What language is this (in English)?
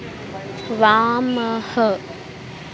Sanskrit